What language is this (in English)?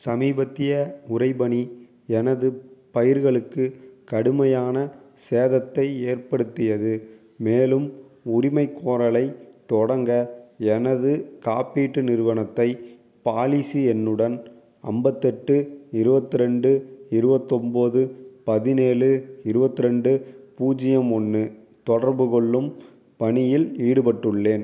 Tamil